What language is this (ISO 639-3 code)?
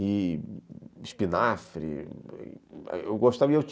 por